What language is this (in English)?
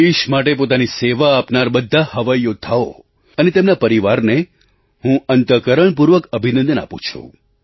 Gujarati